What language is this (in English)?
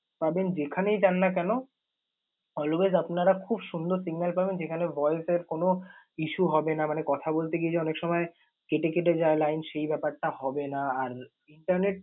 Bangla